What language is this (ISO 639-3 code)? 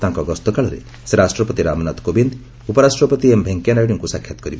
ori